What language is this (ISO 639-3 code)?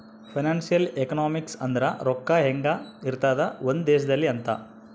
kan